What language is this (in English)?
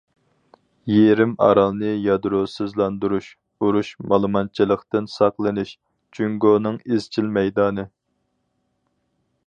Uyghur